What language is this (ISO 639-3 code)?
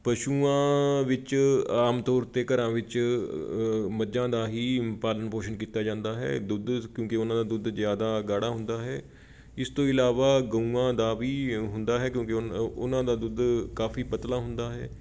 pan